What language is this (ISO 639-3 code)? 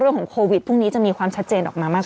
tha